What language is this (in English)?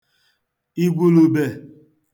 Igbo